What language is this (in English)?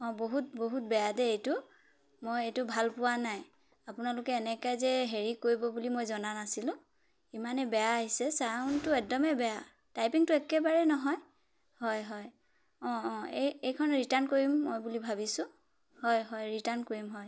Assamese